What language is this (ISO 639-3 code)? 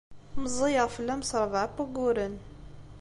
kab